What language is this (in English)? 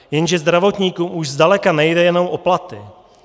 Czech